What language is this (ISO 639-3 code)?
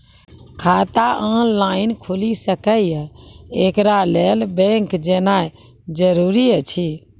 mai